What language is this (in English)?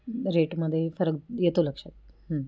Marathi